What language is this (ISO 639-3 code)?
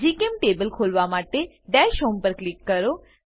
guj